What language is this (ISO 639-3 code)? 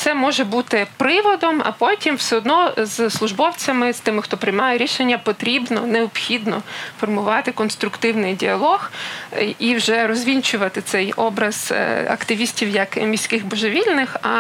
ukr